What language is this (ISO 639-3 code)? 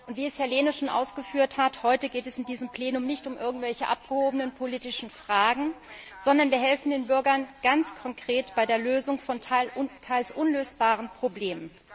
deu